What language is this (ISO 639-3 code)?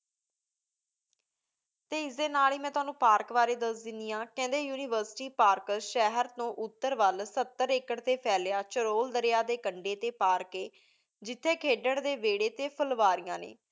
pan